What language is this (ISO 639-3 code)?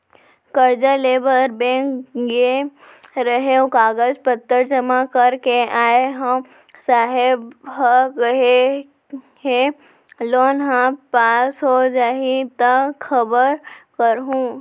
hne